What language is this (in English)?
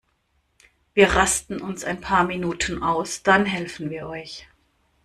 German